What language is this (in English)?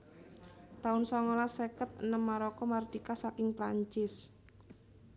Javanese